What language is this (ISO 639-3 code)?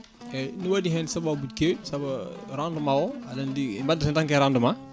ful